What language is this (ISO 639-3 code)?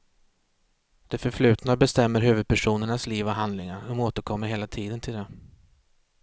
swe